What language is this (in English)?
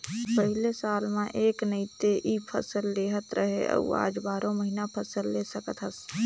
Chhattisgarhi